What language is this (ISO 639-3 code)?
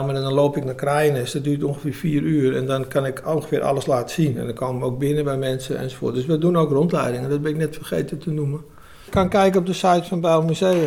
nld